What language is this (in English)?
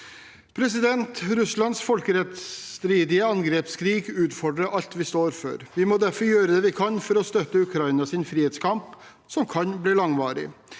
Norwegian